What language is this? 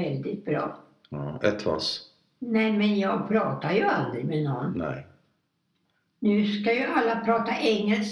Swedish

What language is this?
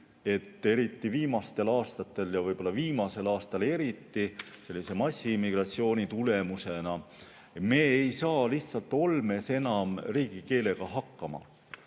Estonian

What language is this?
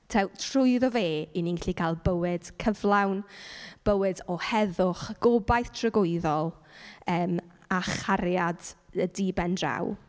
Welsh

